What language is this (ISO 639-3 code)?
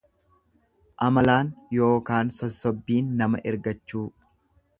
orm